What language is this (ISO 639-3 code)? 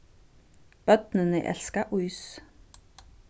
fao